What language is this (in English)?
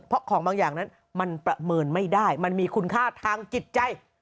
Thai